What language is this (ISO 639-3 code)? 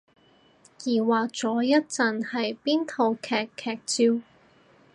yue